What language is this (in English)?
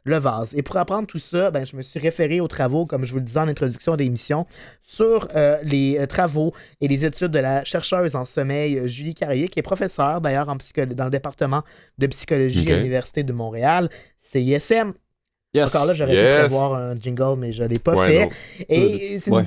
French